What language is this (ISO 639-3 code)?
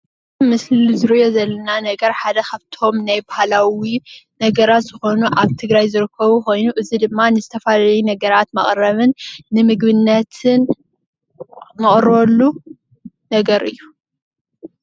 tir